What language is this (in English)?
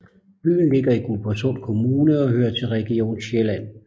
Danish